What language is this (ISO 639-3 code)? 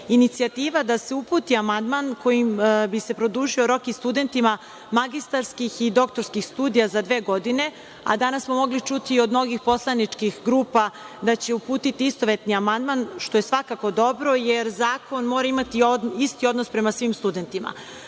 srp